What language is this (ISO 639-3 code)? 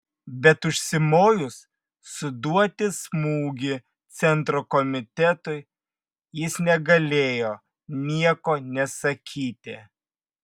lit